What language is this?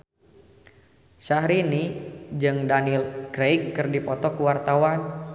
Sundanese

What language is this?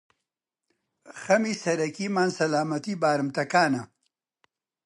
Central Kurdish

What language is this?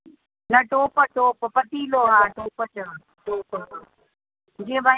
Sindhi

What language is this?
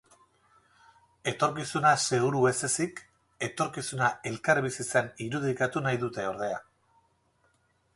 Basque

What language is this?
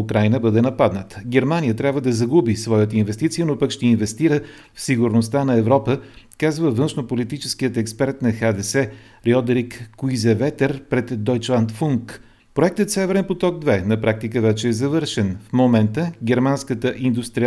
Bulgarian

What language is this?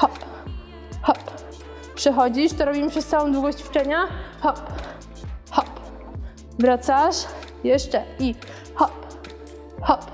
Polish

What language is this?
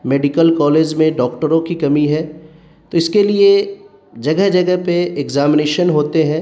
Urdu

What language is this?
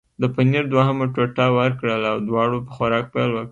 Pashto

